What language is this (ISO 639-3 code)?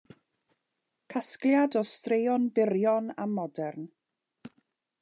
cym